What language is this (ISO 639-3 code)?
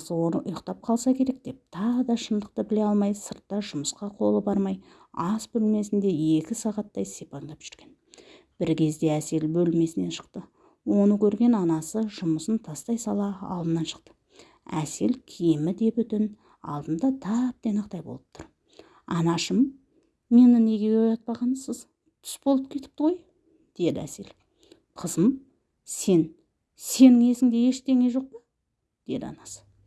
tur